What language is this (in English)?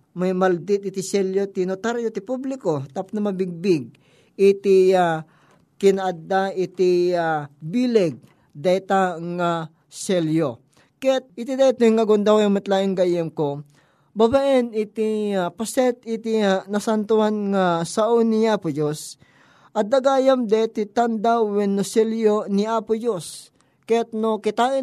Filipino